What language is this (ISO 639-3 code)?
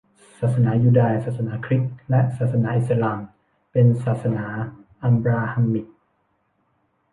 tha